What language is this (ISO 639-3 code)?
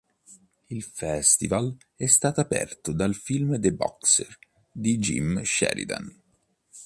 ita